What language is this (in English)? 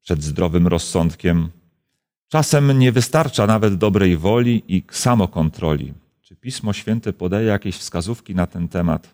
Polish